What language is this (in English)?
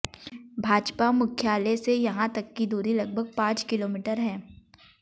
Hindi